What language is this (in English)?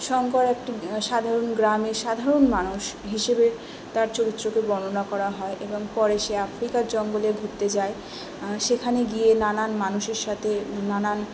Bangla